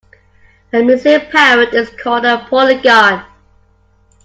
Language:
English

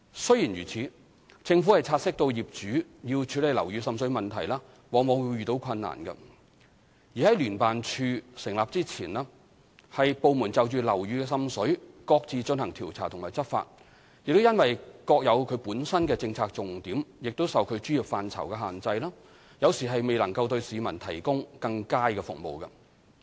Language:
Cantonese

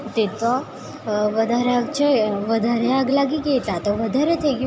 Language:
Gujarati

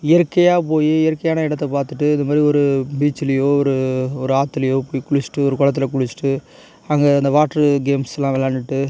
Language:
Tamil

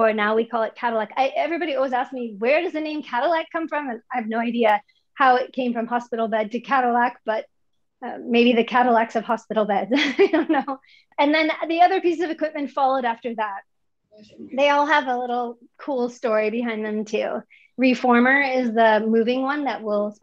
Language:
English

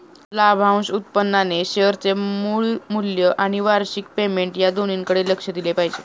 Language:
Marathi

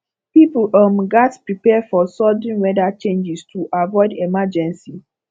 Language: Nigerian Pidgin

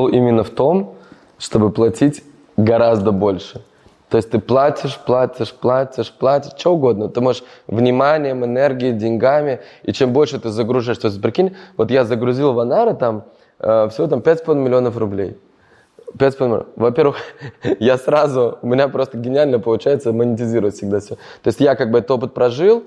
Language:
Russian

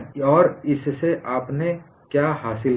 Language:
Hindi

